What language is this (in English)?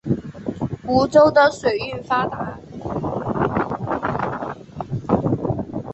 Chinese